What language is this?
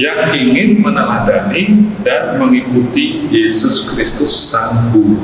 Indonesian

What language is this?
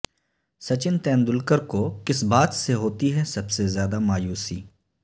Urdu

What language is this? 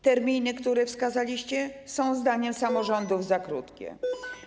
Polish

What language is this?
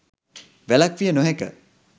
Sinhala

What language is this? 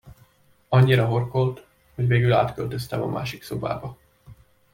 Hungarian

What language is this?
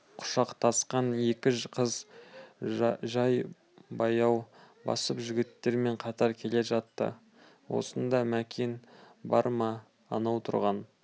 Kazakh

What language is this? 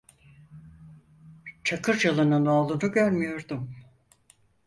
Turkish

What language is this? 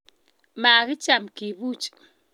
Kalenjin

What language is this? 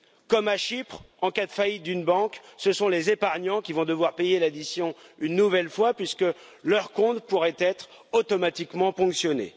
French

